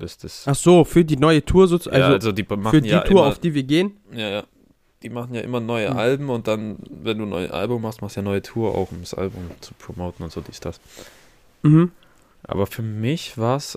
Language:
German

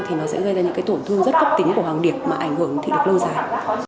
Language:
Vietnamese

